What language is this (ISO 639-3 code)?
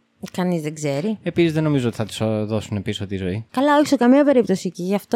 ell